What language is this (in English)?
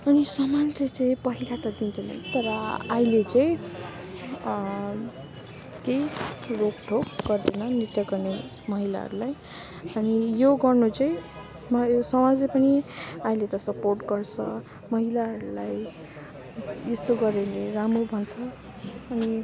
Nepali